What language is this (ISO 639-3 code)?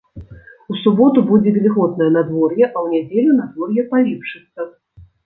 bel